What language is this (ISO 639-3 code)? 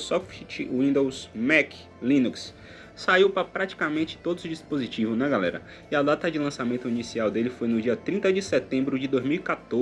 por